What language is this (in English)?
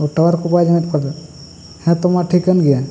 Santali